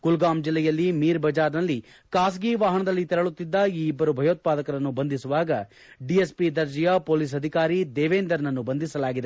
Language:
Kannada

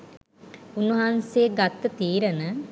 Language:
Sinhala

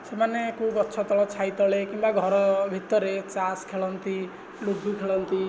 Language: Odia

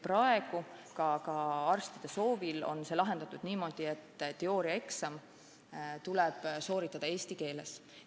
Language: Estonian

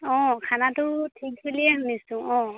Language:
Assamese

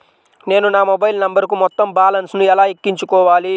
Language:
Telugu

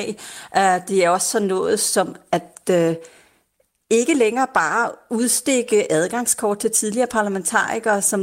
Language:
Danish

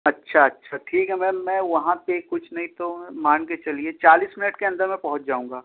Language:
Urdu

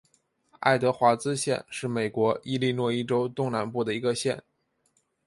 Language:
Chinese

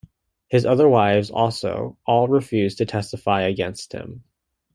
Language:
English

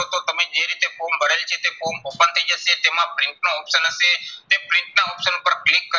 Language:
Gujarati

